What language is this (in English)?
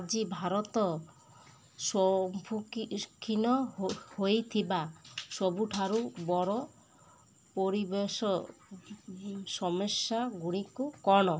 Odia